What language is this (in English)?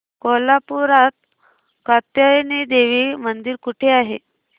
Marathi